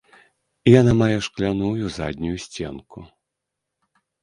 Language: Belarusian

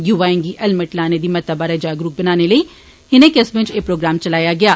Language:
Dogri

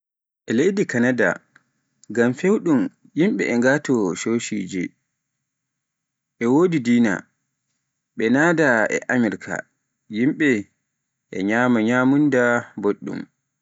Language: Pular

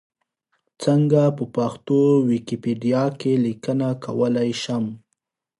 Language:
Pashto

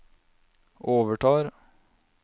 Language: Norwegian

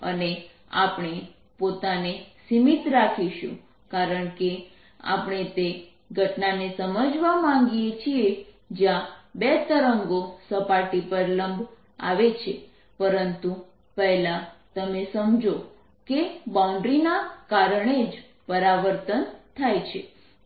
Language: Gujarati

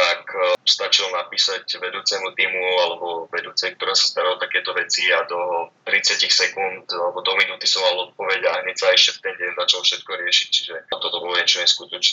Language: Slovak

